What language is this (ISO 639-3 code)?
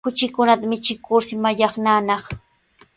qws